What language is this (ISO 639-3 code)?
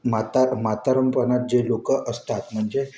mar